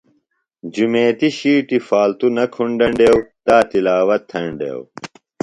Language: Phalura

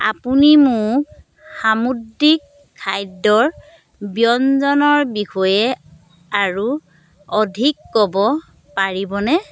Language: Assamese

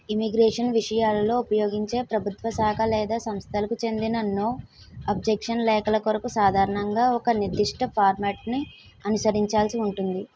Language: Telugu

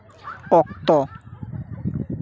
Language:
Santali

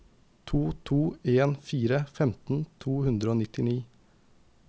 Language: Norwegian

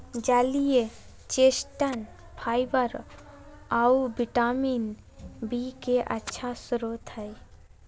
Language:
Magahi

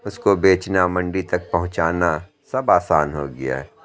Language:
Urdu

